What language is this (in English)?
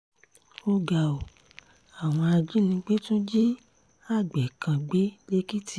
Yoruba